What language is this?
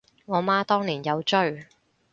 Cantonese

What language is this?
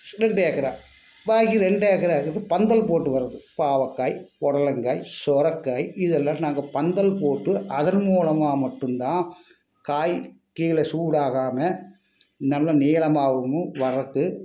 Tamil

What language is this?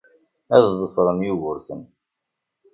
Kabyle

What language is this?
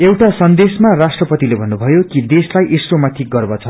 Nepali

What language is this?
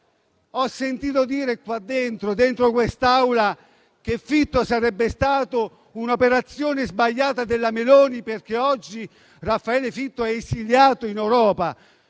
Italian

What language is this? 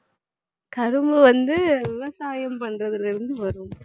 Tamil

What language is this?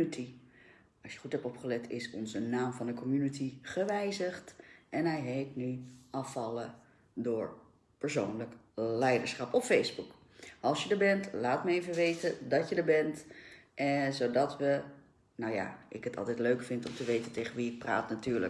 Dutch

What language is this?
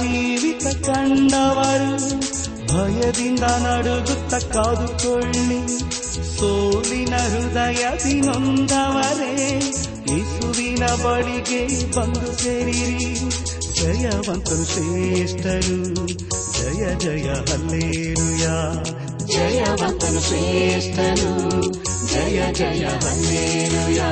Kannada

